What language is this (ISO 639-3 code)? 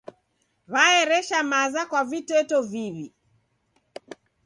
dav